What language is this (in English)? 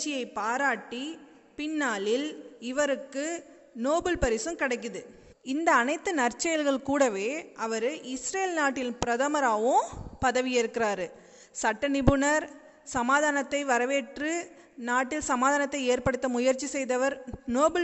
Tamil